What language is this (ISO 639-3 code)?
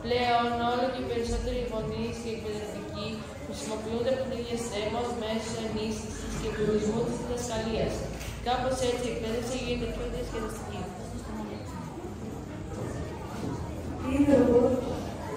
ell